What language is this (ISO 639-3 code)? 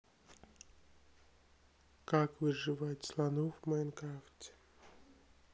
rus